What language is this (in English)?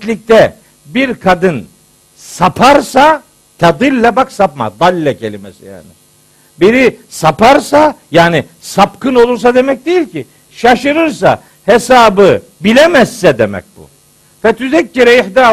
Turkish